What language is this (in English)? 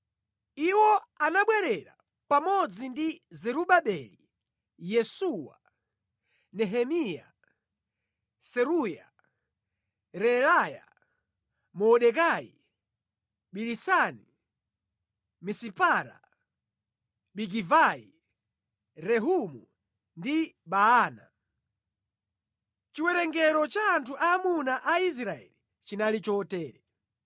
Nyanja